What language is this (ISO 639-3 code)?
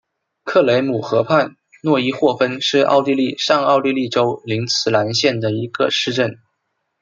zho